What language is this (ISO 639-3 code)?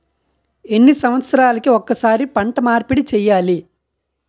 tel